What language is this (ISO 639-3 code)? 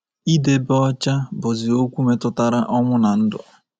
ibo